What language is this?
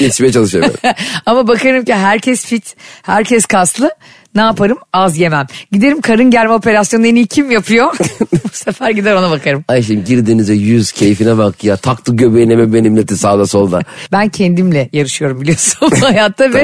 Turkish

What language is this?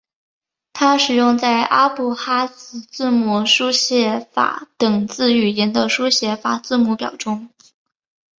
Chinese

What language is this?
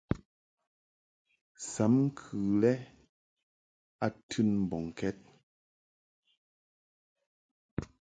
Mungaka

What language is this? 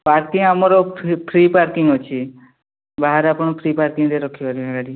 Odia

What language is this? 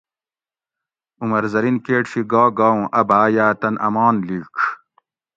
Gawri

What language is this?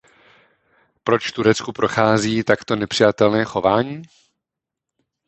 Czech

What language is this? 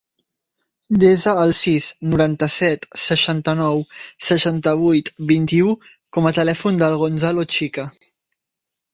Catalan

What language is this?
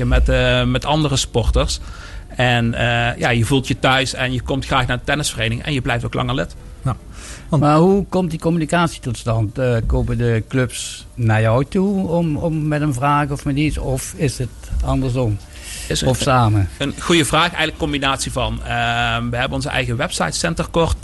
Dutch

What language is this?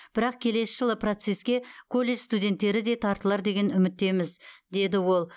Kazakh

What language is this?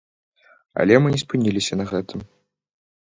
Belarusian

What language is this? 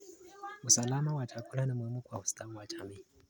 Kalenjin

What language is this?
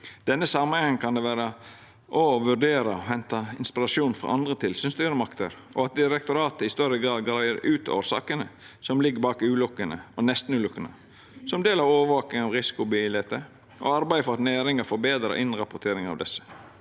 Norwegian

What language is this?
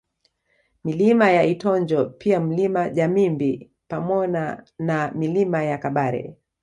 Swahili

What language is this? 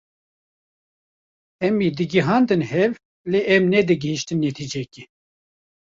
Kurdish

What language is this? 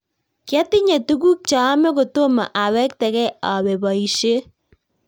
Kalenjin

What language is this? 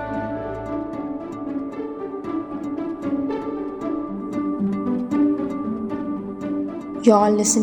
Malayalam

